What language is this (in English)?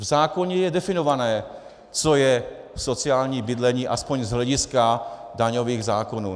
Czech